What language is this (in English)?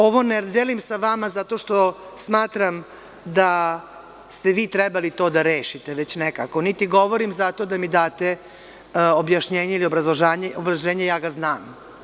Serbian